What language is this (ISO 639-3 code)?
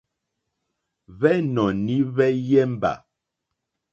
bri